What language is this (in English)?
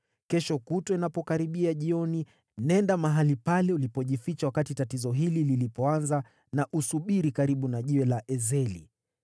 Swahili